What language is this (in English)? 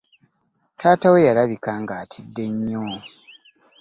Ganda